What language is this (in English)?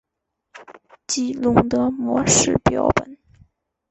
Chinese